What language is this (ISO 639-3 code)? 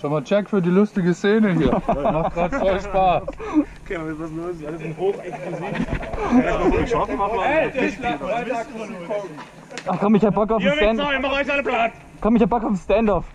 deu